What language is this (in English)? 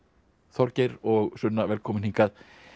Icelandic